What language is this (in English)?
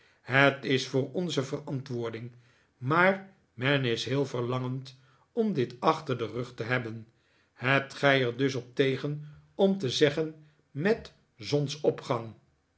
Dutch